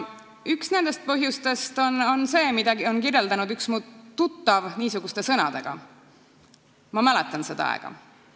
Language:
Estonian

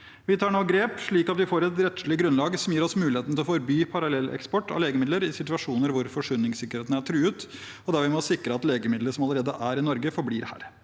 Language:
Norwegian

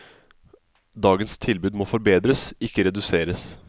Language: Norwegian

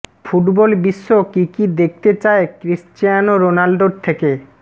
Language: Bangla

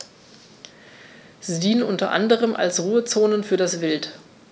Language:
German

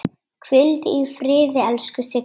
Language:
Icelandic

